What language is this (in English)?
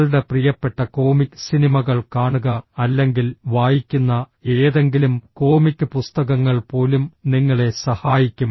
Malayalam